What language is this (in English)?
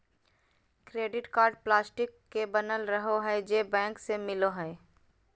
Magahi